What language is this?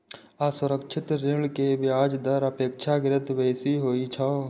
Maithili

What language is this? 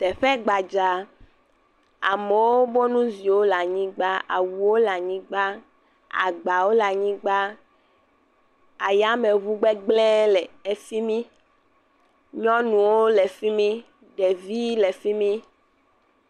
Ewe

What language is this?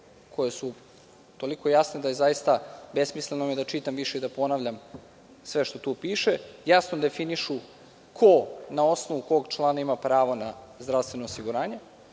Serbian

